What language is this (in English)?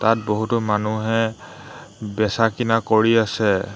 Assamese